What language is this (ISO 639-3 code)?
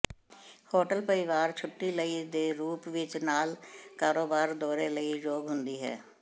pan